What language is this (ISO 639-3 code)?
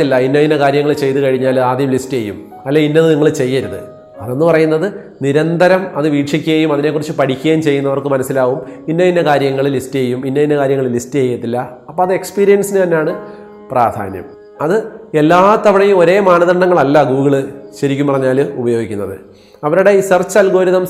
mal